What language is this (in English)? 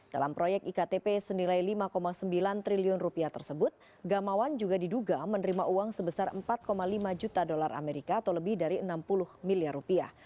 Indonesian